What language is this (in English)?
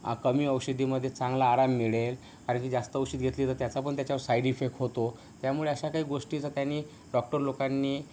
Marathi